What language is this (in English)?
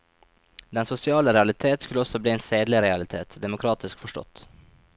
Norwegian